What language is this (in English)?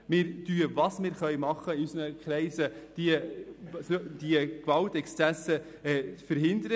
Swiss German